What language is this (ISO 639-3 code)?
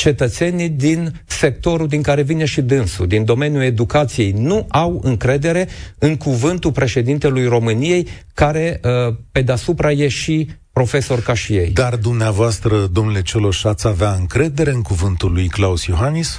ron